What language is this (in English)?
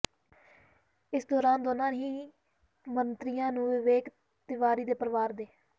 Punjabi